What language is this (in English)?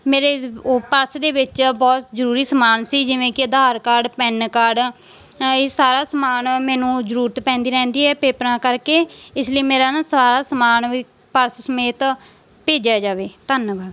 Punjabi